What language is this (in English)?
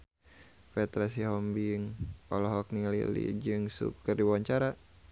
Sundanese